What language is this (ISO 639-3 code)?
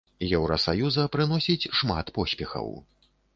bel